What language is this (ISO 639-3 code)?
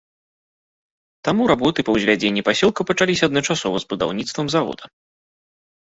bel